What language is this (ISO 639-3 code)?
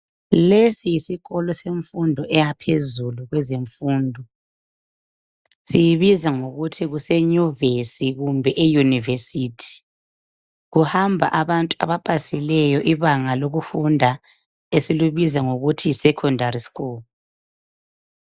nde